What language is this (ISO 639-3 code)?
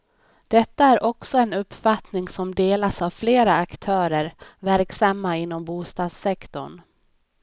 swe